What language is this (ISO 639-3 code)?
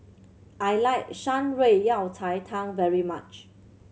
eng